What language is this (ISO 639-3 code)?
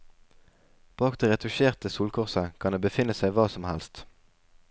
nor